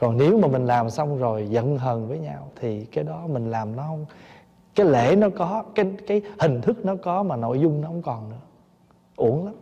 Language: Vietnamese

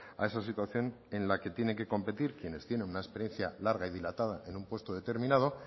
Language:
Spanish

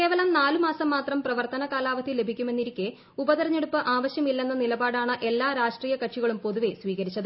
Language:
Malayalam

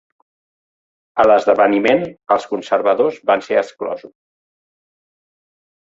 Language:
Catalan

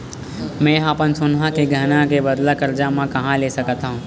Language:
Chhattisgarhi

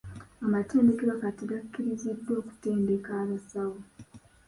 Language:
Ganda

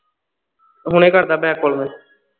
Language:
Punjabi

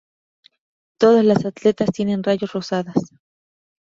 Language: Spanish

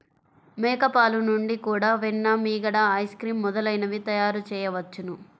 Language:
Telugu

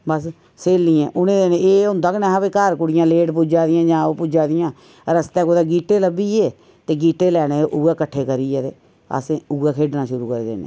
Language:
Dogri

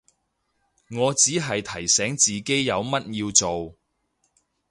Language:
Cantonese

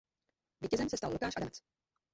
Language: Czech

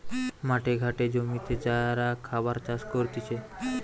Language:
Bangla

